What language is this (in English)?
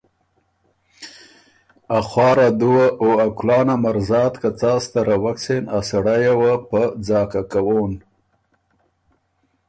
Ormuri